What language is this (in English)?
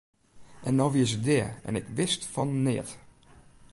Western Frisian